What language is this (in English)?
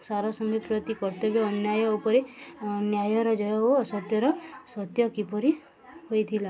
Odia